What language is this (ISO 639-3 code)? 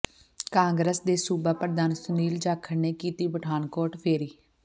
pan